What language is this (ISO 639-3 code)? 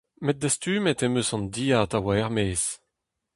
bre